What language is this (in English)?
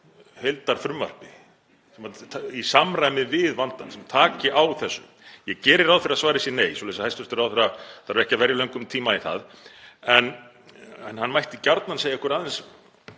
Icelandic